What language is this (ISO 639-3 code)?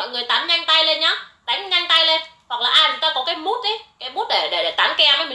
vie